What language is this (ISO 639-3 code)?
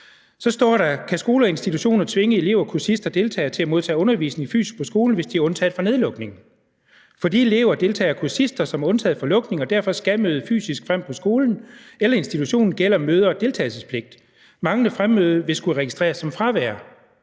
dan